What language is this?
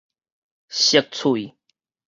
Min Nan Chinese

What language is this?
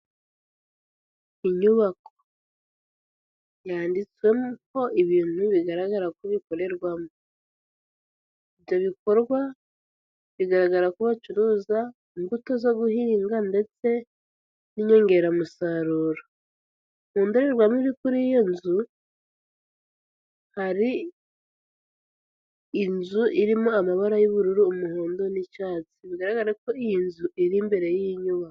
Kinyarwanda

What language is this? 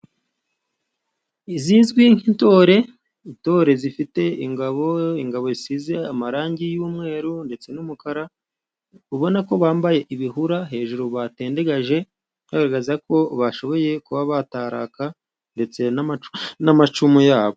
Kinyarwanda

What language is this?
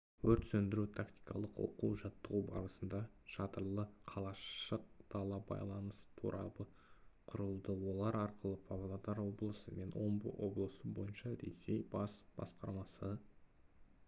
Kazakh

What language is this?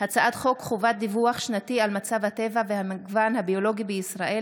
Hebrew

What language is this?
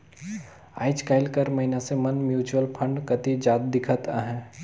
Chhattisgarhi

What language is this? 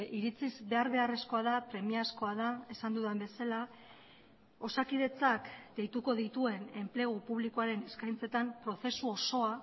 Basque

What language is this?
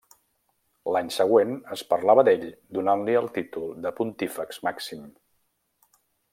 Catalan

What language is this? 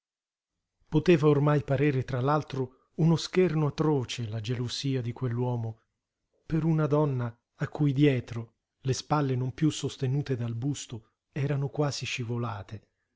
Italian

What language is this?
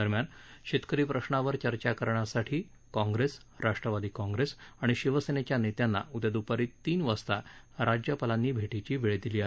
Marathi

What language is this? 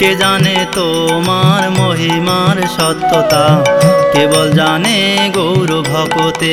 Bangla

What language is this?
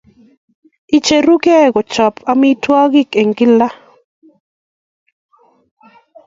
Kalenjin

